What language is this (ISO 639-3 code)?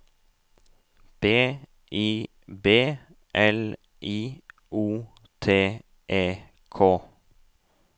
nor